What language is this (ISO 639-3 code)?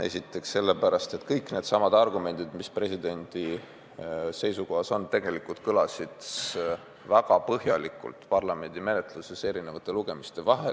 est